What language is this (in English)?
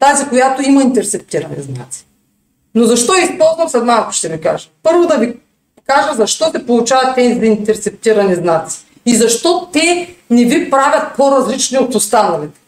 Bulgarian